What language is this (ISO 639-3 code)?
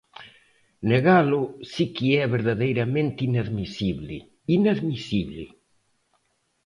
glg